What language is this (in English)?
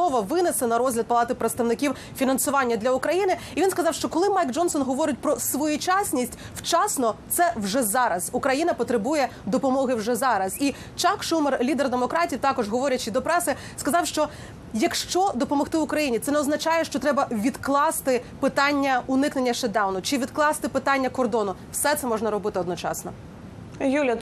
Ukrainian